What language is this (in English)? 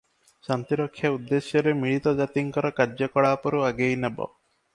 Odia